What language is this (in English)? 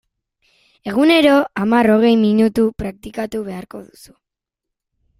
Basque